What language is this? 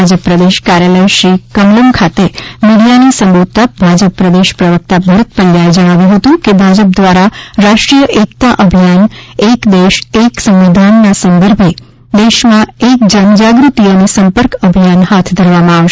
Gujarati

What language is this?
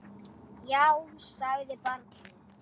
Icelandic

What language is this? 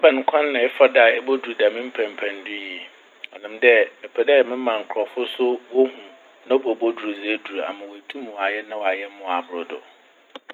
Akan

